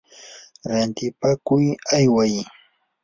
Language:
Yanahuanca Pasco Quechua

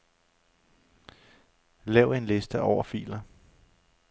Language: Danish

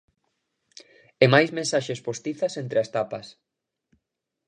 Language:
Galician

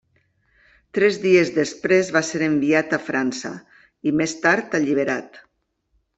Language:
Catalan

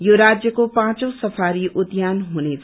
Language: Nepali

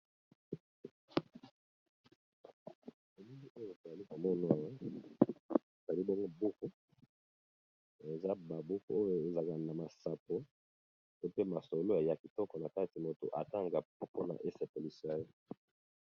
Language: Lingala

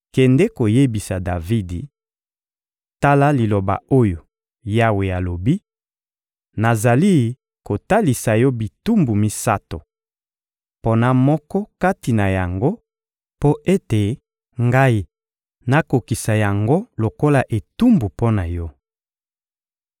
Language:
Lingala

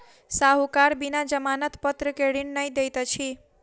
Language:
Maithili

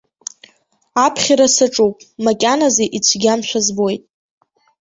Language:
Abkhazian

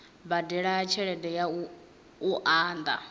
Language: Venda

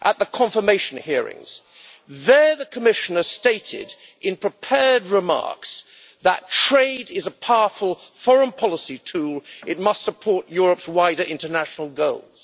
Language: English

